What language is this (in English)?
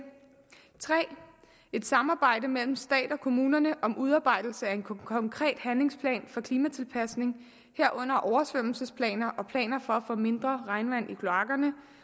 Danish